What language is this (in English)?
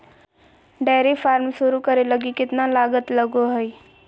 Magahi